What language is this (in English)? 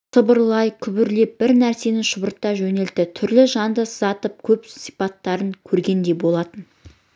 Kazakh